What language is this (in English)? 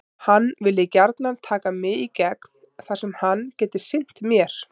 Icelandic